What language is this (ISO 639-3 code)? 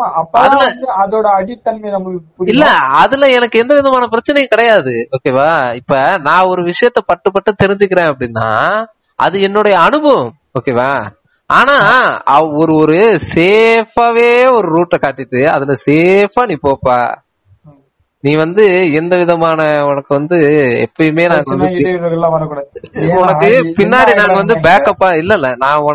tam